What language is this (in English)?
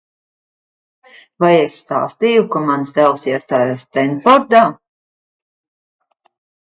Latvian